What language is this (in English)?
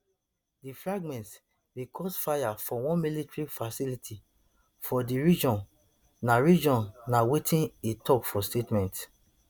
Nigerian Pidgin